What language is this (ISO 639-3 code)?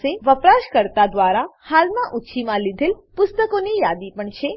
guj